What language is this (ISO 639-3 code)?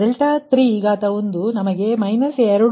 kan